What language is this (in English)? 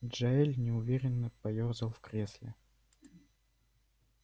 Russian